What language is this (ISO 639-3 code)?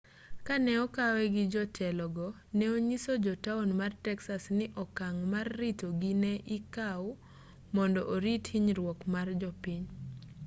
luo